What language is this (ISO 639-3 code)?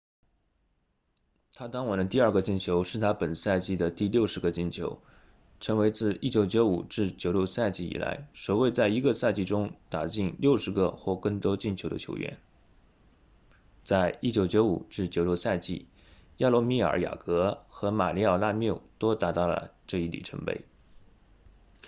zho